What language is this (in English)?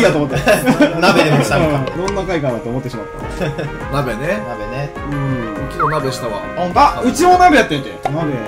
Japanese